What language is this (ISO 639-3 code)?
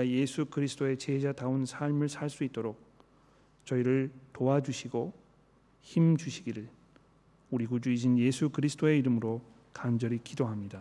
kor